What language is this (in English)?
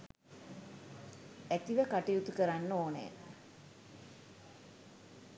Sinhala